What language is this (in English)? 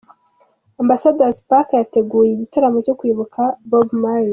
Kinyarwanda